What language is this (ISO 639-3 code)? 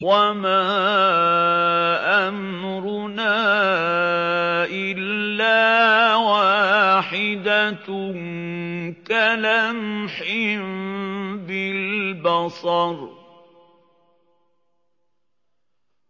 ara